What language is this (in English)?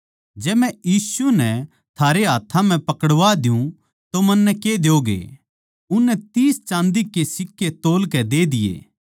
Haryanvi